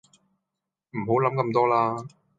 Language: Cantonese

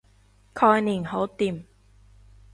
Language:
Cantonese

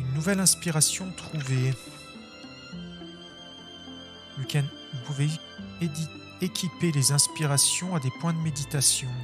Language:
French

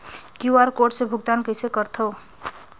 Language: Chhattisgarhi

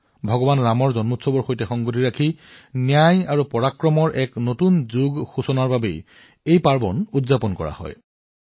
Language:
Assamese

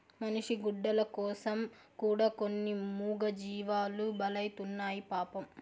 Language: Telugu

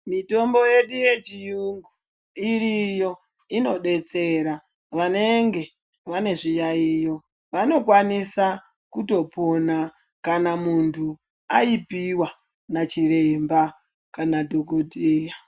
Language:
Ndau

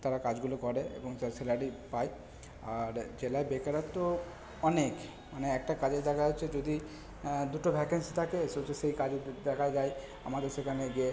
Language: Bangla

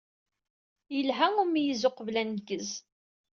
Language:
Kabyle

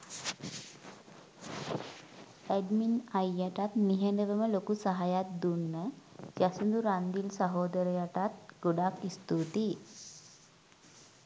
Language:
Sinhala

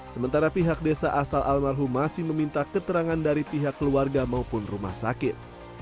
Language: Indonesian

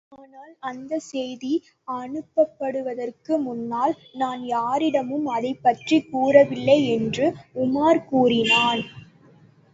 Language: Tamil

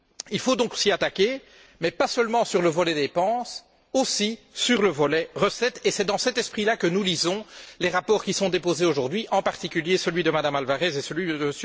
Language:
French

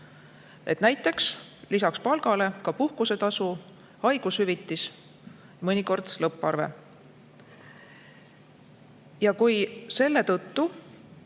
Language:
Estonian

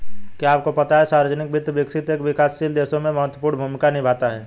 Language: Hindi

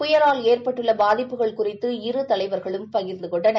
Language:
Tamil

